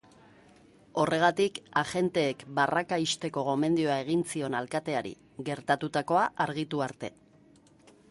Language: Basque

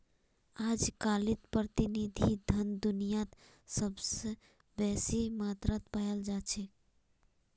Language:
Magahi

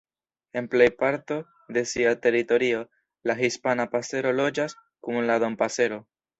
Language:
Esperanto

